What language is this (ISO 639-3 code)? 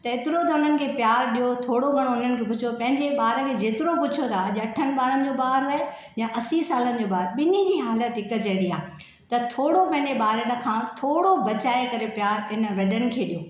snd